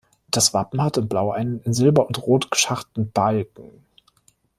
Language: German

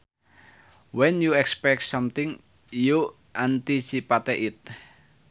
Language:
Sundanese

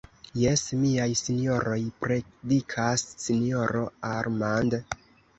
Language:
Esperanto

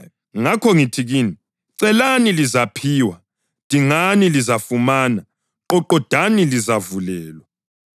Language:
North Ndebele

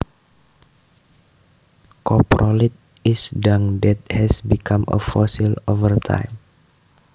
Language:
Javanese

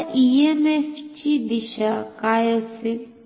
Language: Marathi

